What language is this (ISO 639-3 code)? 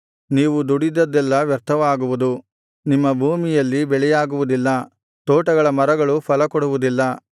kan